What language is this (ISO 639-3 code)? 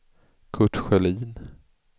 swe